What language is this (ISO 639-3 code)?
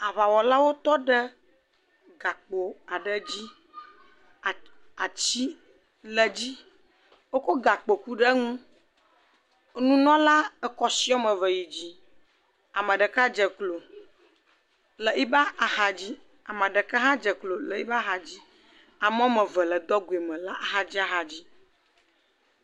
ewe